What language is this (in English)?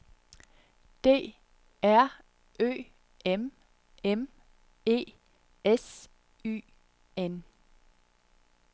Danish